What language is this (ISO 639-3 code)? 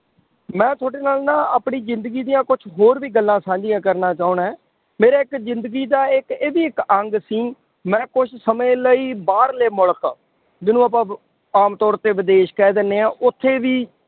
pan